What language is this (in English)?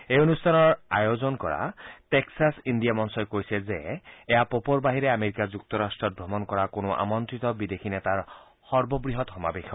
Assamese